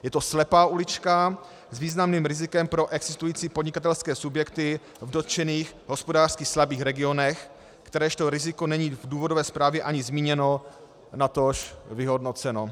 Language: Czech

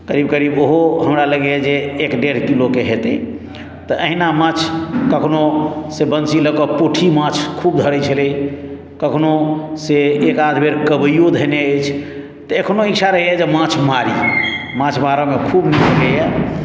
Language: Maithili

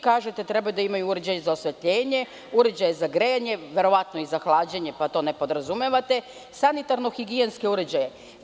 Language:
Serbian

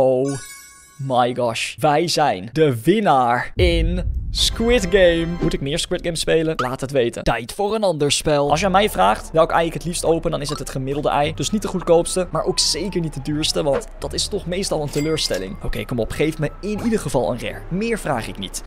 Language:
Dutch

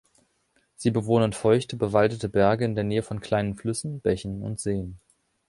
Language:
German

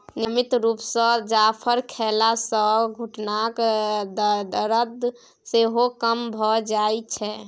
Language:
Maithili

